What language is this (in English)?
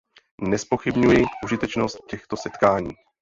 Czech